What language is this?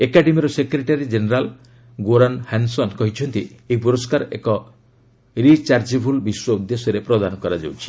Odia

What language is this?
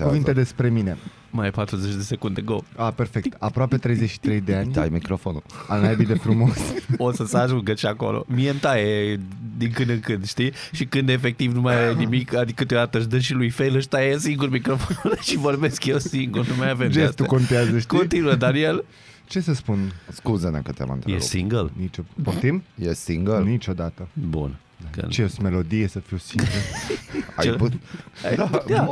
Romanian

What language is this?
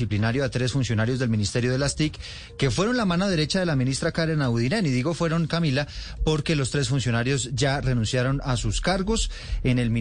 Spanish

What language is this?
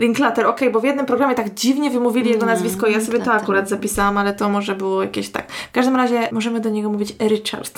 Polish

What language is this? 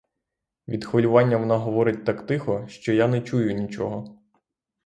Ukrainian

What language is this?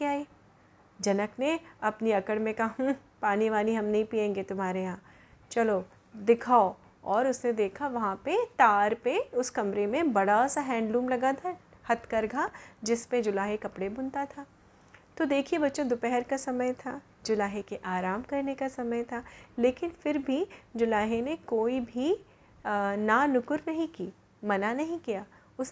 Hindi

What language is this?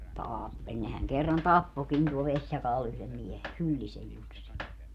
Finnish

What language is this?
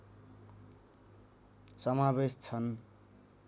Nepali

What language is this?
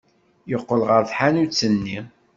Kabyle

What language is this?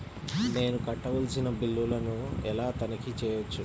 Telugu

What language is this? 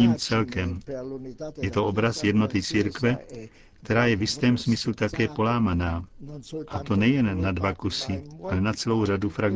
Czech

